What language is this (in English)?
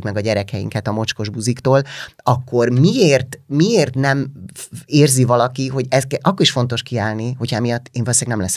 Hungarian